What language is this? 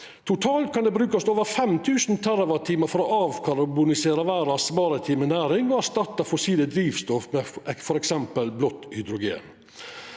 Norwegian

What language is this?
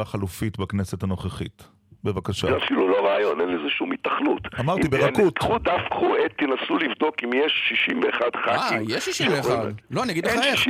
Hebrew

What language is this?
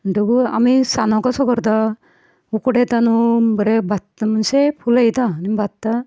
Konkani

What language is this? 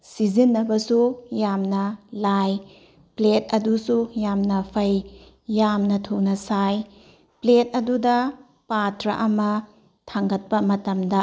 Manipuri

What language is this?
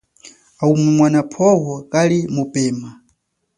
Chokwe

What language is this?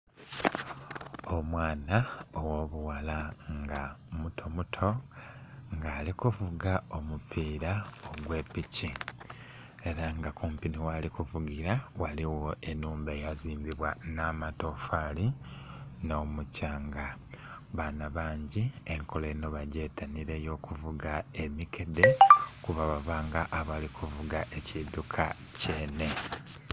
Soga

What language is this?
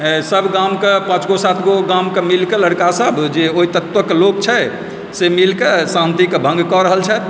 Maithili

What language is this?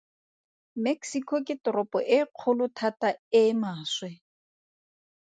Tswana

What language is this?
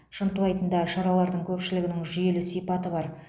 Kazakh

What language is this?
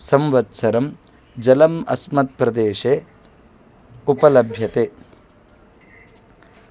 Sanskrit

